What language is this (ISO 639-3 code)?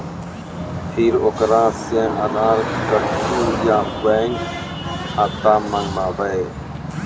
mai